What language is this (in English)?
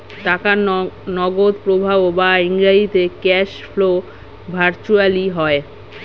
Bangla